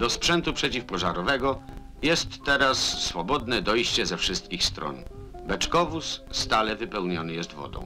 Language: Polish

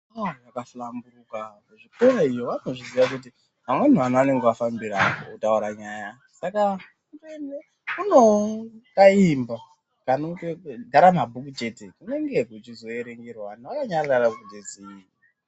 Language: Ndau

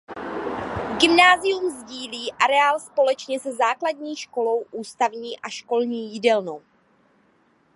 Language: Czech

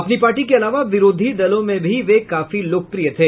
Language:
Hindi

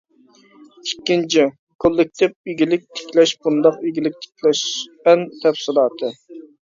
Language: Uyghur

